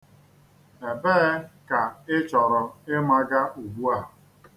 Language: Igbo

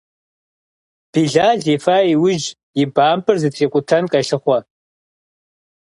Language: Kabardian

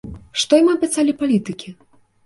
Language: Belarusian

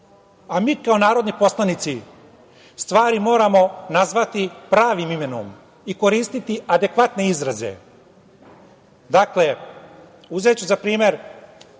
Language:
Serbian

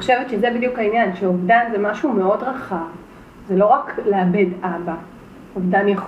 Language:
Hebrew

